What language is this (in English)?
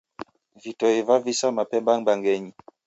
Taita